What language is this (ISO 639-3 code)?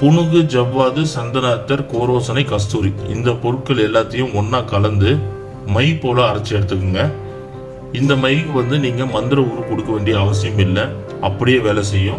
tam